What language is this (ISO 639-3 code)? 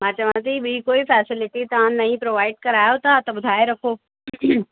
snd